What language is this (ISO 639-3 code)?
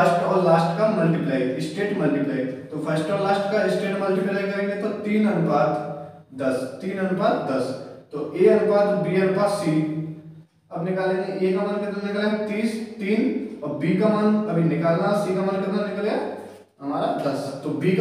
hin